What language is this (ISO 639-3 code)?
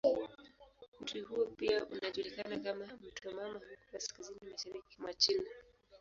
swa